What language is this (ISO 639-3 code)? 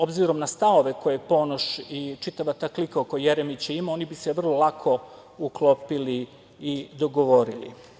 srp